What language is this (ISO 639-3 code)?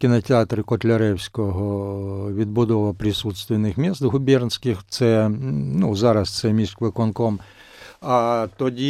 ukr